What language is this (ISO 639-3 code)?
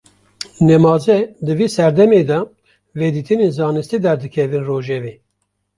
kur